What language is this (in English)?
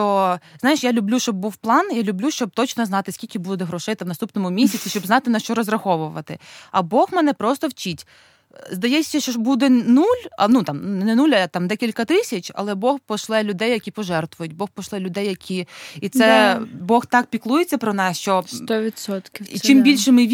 Ukrainian